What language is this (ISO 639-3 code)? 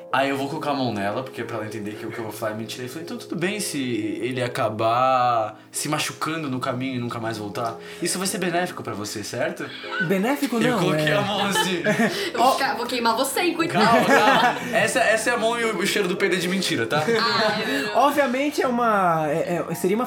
por